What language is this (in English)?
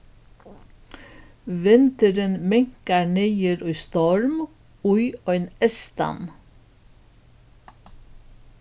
Faroese